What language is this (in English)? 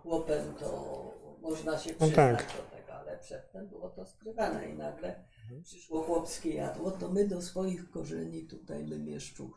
Polish